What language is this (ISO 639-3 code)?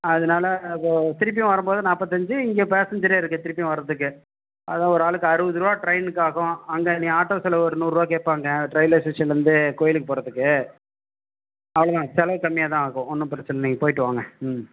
tam